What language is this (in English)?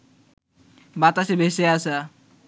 Bangla